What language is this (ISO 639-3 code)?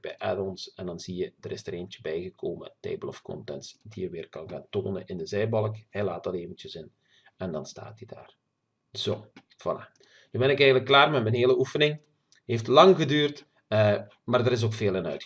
nld